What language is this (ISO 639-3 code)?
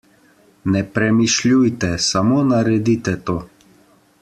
slv